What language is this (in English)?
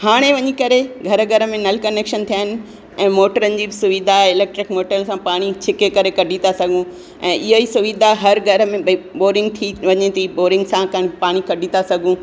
Sindhi